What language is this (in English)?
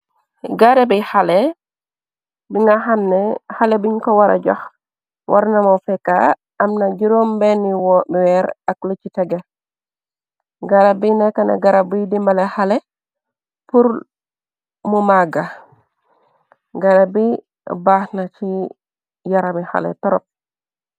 Wolof